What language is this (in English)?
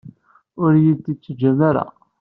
Kabyle